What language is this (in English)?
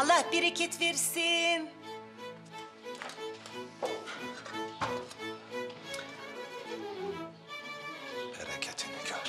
Turkish